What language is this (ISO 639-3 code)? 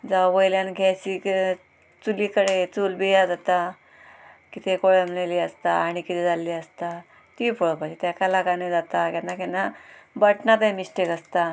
kok